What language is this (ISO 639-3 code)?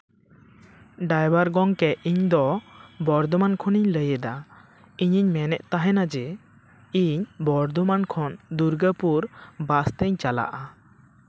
sat